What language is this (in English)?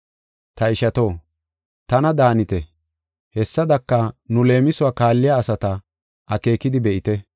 Gofa